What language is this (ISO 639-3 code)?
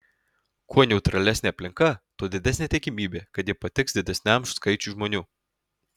lit